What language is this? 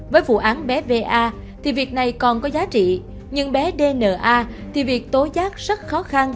Vietnamese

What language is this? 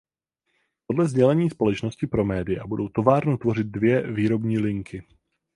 Czech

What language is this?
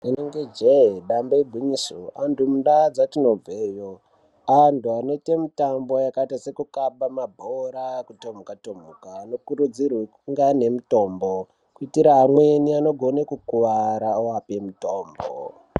Ndau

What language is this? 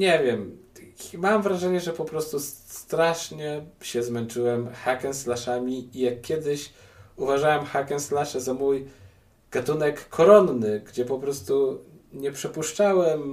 Polish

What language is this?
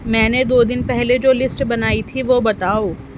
Urdu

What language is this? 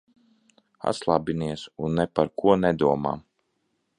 Latvian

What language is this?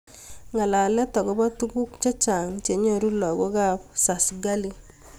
Kalenjin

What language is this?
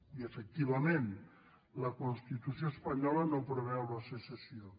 Catalan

